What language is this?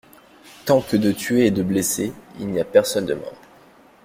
French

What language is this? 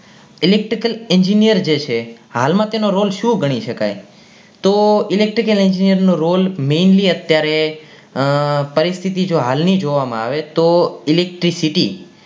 Gujarati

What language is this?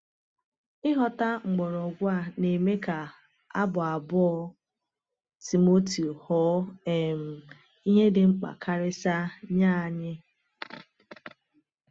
Igbo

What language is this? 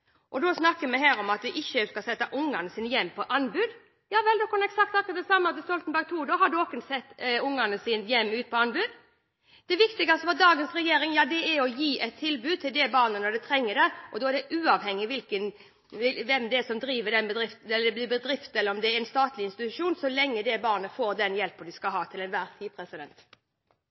Norwegian Bokmål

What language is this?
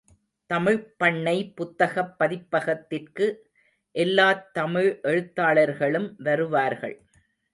Tamil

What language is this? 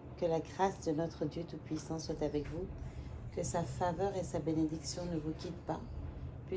French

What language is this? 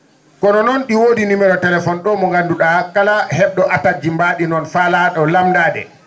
Fula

